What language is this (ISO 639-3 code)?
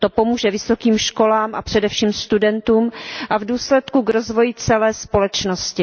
ces